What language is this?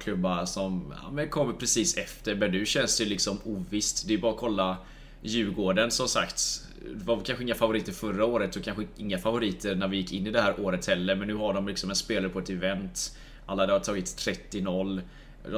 Swedish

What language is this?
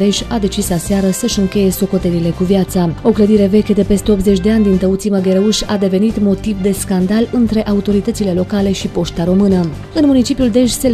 Romanian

